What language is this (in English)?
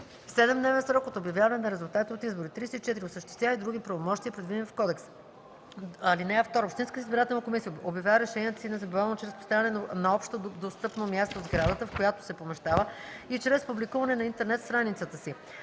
Bulgarian